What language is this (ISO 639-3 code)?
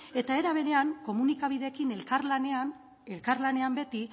eus